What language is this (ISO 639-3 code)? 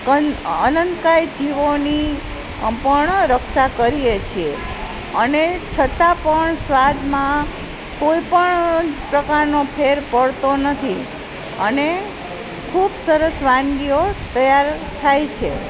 guj